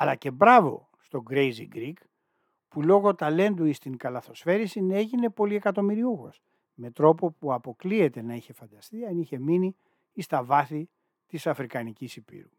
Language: Greek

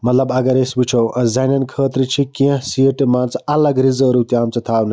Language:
Kashmiri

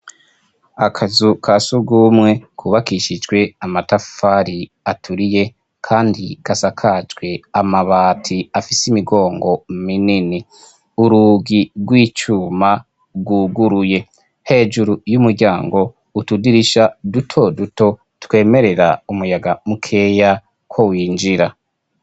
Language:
Rundi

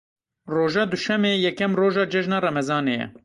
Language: Kurdish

